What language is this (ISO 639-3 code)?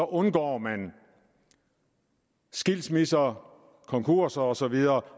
dan